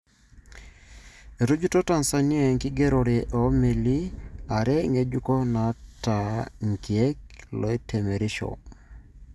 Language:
Masai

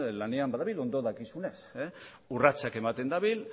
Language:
Basque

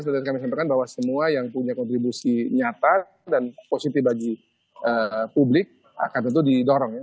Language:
Indonesian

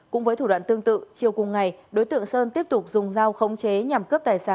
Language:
Vietnamese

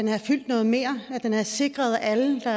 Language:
Danish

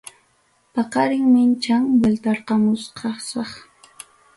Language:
Ayacucho Quechua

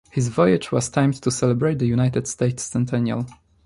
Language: English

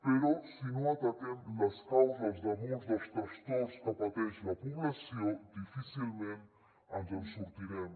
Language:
Catalan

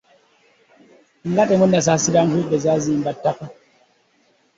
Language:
Ganda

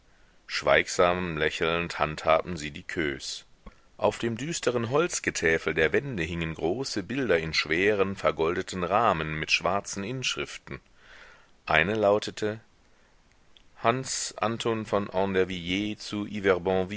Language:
German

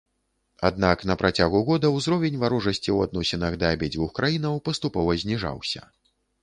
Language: Belarusian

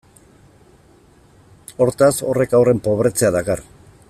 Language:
Basque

